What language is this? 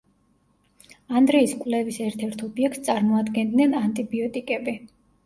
Georgian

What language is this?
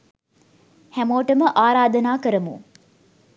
Sinhala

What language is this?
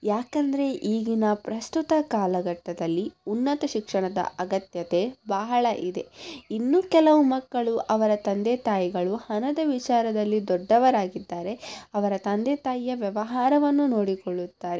Kannada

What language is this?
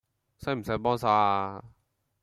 Cantonese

